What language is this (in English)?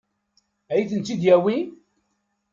Kabyle